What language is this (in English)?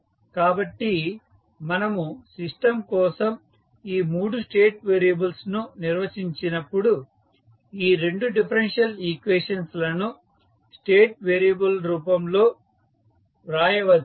Telugu